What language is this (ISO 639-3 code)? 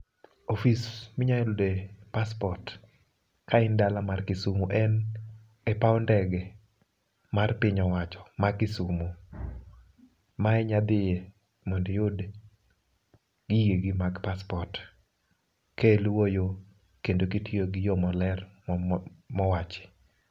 luo